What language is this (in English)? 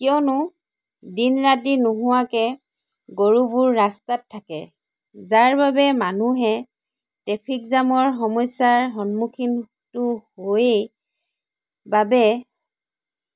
Assamese